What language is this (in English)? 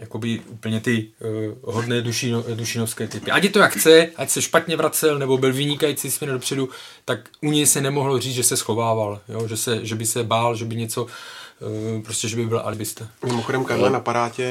Czech